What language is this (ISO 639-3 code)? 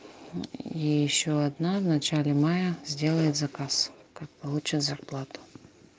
rus